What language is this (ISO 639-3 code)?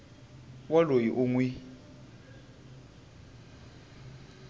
tso